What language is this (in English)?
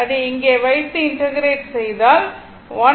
Tamil